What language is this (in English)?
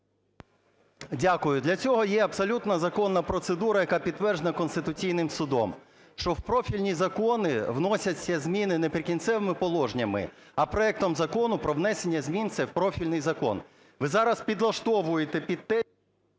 Ukrainian